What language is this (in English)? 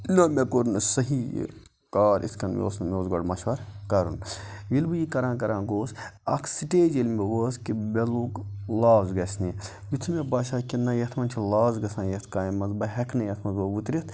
Kashmiri